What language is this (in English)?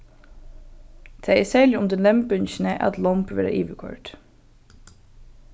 Faroese